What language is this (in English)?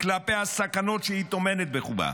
Hebrew